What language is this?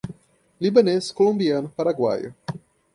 Portuguese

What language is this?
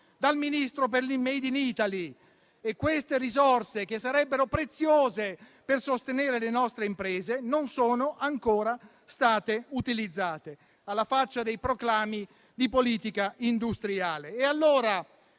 Italian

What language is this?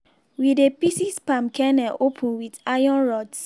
Nigerian Pidgin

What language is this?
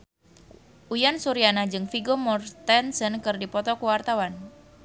Sundanese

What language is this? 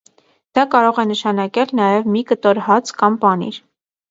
Armenian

